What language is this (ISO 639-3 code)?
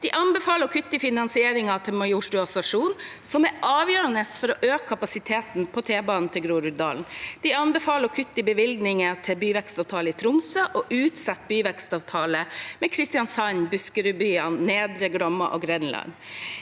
nor